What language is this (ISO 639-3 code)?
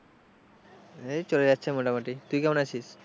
ben